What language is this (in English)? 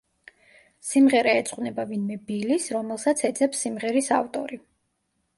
Georgian